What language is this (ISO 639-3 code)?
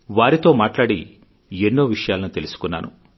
tel